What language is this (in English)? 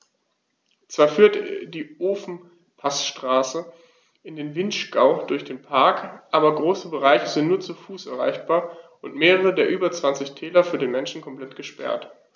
German